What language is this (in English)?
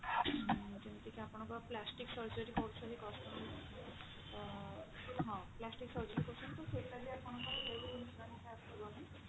Odia